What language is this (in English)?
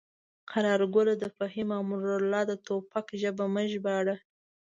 Pashto